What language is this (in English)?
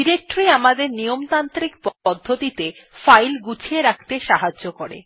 Bangla